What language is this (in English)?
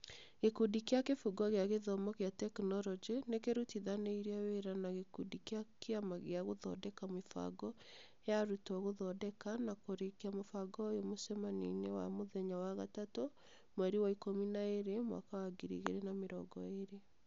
Kikuyu